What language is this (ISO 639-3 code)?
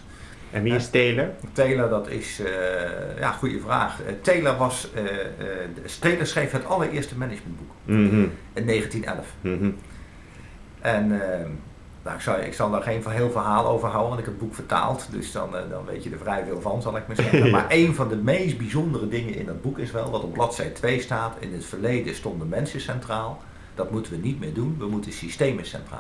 nld